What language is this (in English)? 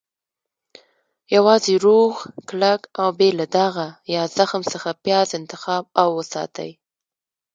Pashto